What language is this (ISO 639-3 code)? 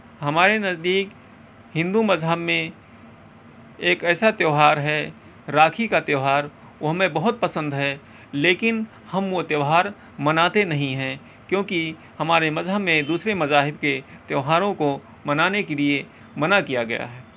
urd